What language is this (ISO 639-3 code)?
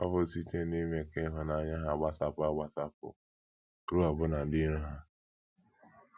ibo